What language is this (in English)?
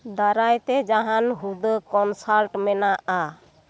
Santali